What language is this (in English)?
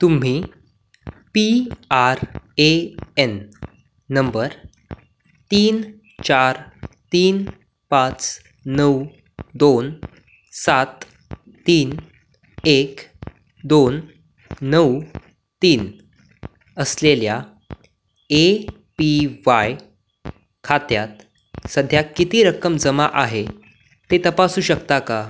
Marathi